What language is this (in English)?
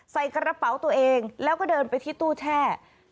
Thai